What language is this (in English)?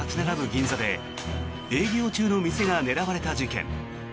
Japanese